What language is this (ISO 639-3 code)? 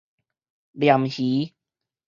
nan